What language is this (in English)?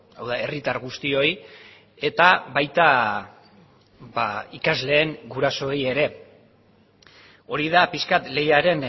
Basque